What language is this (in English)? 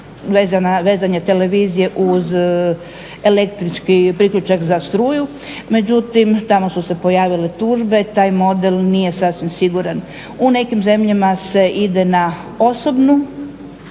Croatian